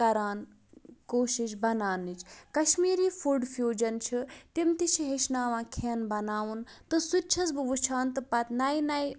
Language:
Kashmiri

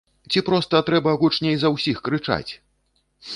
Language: Belarusian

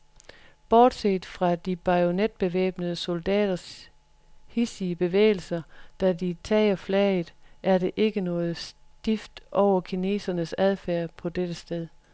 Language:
Danish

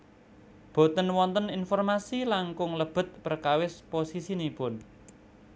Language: Javanese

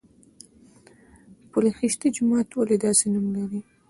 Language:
Pashto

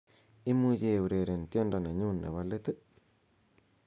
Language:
Kalenjin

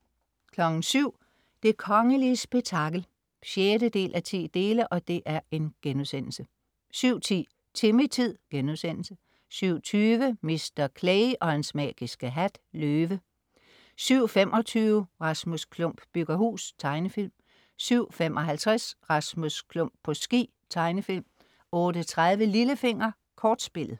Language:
Danish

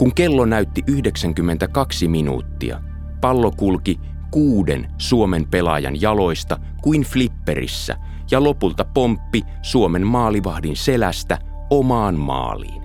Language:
Finnish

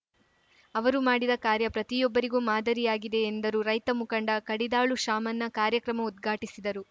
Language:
Kannada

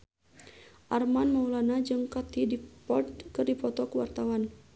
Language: Sundanese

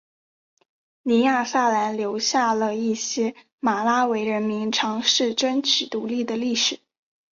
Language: Chinese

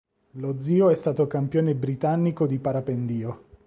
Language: Italian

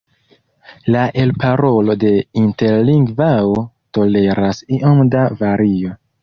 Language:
Esperanto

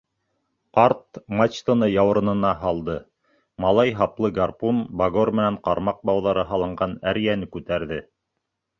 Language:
Bashkir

